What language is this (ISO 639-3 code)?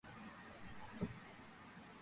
kat